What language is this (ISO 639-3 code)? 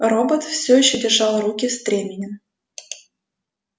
rus